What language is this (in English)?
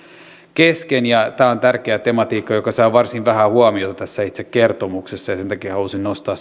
Finnish